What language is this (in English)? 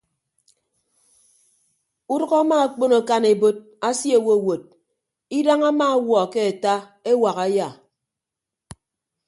Ibibio